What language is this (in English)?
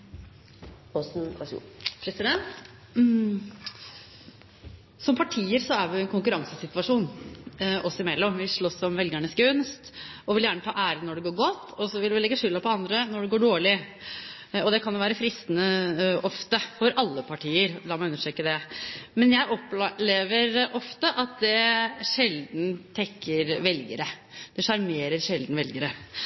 Norwegian Bokmål